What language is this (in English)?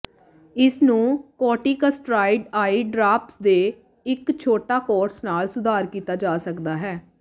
Punjabi